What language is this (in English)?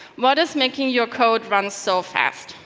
English